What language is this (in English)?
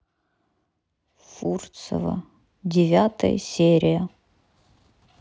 Russian